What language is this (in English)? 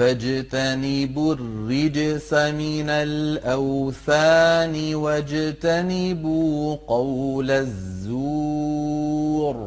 Arabic